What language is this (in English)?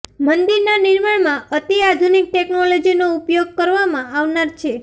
Gujarati